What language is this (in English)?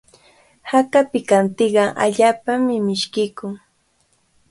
Cajatambo North Lima Quechua